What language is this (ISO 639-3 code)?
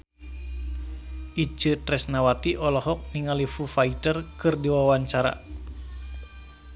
sun